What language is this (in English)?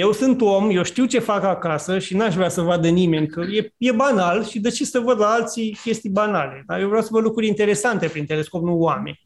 Romanian